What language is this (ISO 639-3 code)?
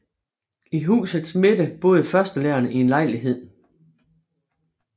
dan